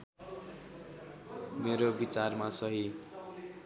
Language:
Nepali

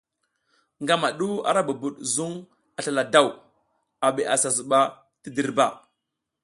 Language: South Giziga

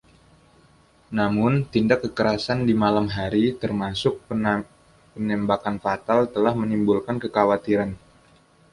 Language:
Indonesian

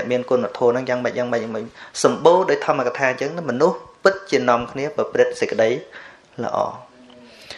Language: Thai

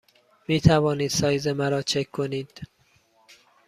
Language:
Persian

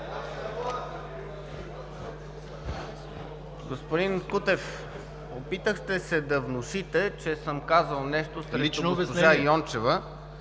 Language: Bulgarian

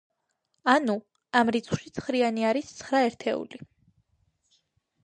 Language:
Georgian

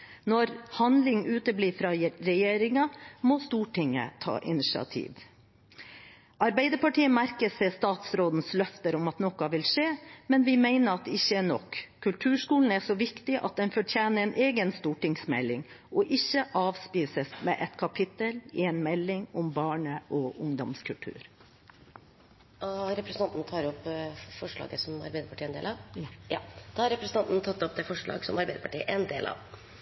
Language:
Norwegian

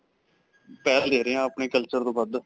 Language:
Punjabi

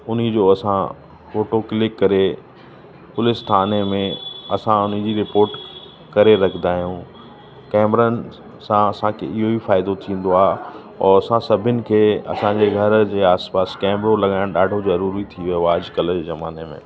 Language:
Sindhi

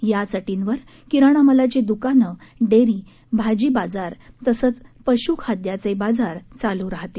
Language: Marathi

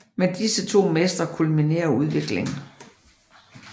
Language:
Danish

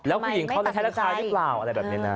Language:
Thai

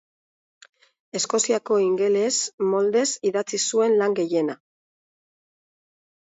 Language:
Basque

